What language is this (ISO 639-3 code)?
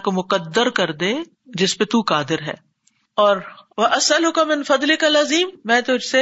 urd